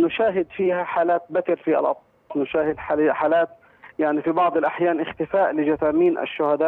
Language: Arabic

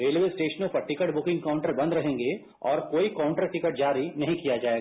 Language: Hindi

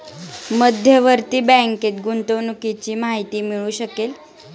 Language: Marathi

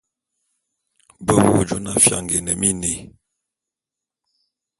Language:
Bulu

